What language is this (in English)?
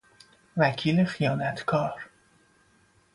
Persian